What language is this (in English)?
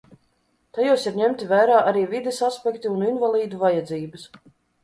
Latvian